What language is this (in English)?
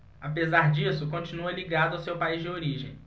Portuguese